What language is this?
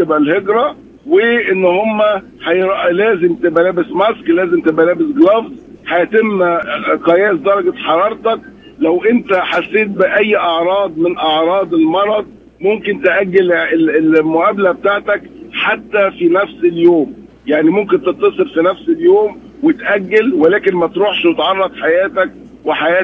Arabic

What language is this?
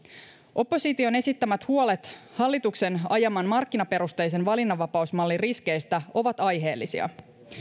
Finnish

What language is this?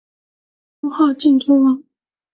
Chinese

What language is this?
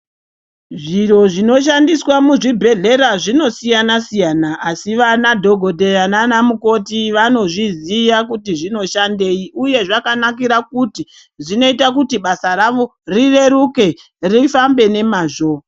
Ndau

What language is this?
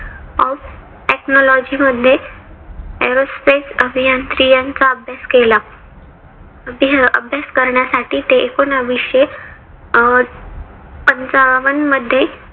Marathi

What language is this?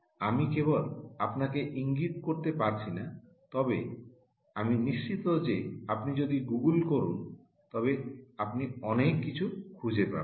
Bangla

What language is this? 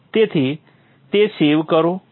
Gujarati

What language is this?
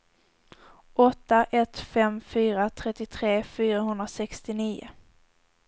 Swedish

